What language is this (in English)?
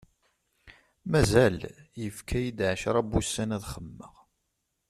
Kabyle